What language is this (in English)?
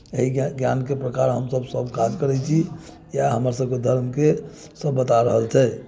Maithili